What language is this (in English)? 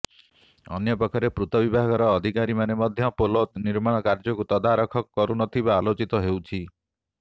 Odia